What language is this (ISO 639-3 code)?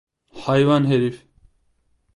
tur